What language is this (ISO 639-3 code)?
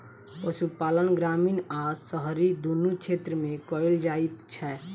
mai